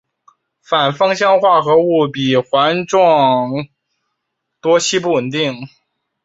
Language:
Chinese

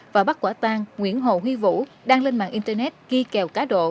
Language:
Vietnamese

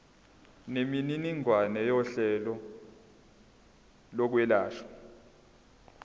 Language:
Zulu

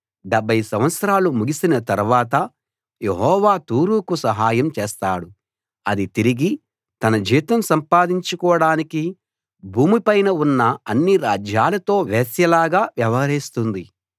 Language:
Telugu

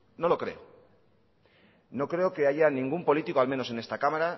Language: Spanish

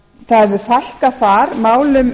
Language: Icelandic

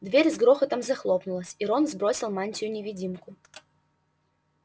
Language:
Russian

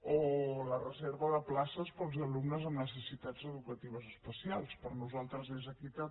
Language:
Catalan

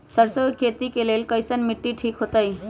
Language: Magahi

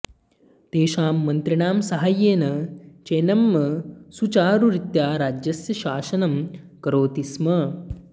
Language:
Sanskrit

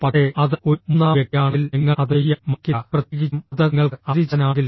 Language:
Malayalam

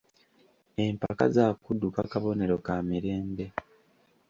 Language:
Ganda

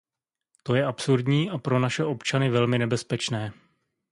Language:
Czech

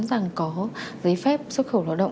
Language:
Vietnamese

